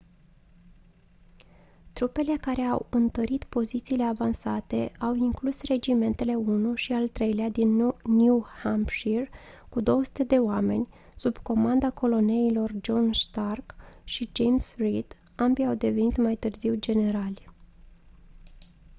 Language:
Romanian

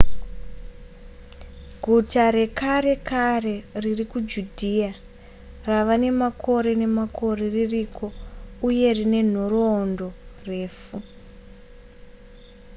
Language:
Shona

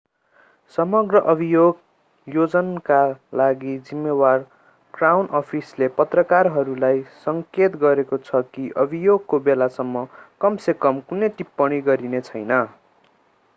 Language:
Nepali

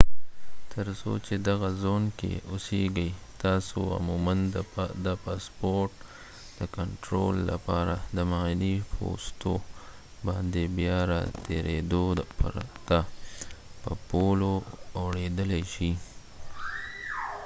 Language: Pashto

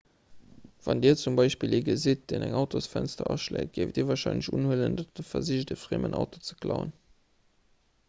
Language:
Luxembourgish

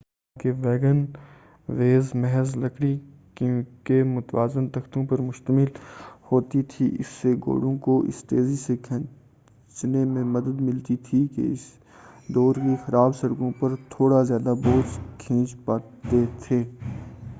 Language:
Urdu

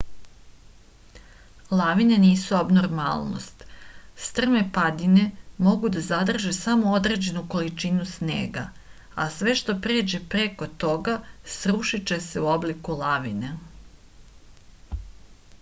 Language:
Serbian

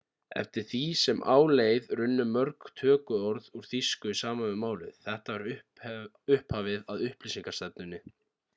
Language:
Icelandic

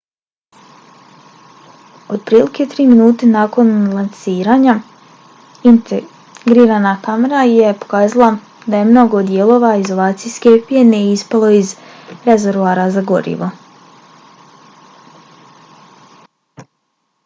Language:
Bosnian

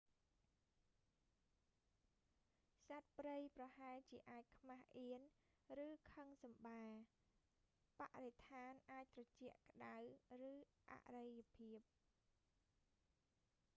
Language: Khmer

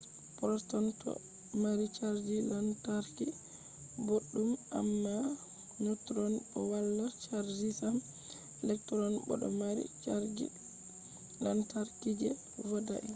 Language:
Fula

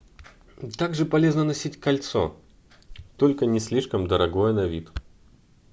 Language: Russian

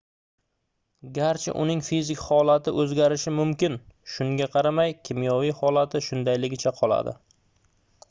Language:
Uzbek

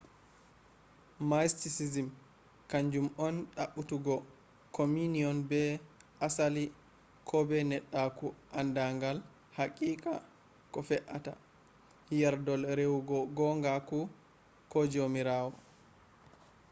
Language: Fula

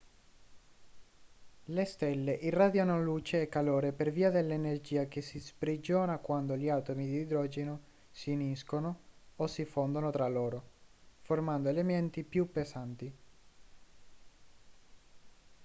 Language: Italian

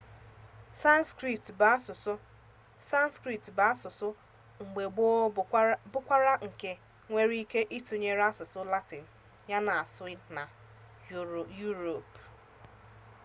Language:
Igbo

